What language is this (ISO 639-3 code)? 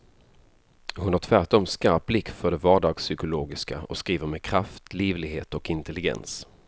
swe